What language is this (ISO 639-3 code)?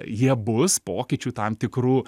lit